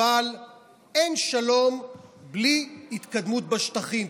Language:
Hebrew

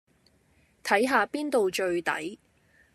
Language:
Cantonese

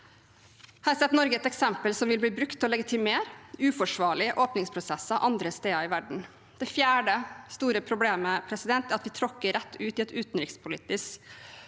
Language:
Norwegian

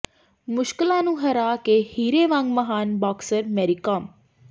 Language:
Punjabi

